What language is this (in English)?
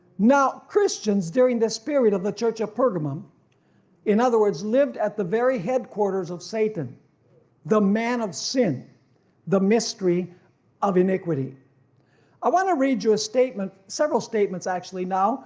English